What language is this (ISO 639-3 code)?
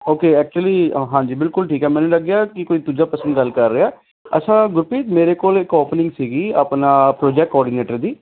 pan